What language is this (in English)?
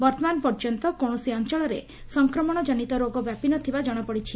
Odia